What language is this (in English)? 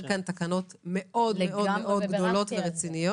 Hebrew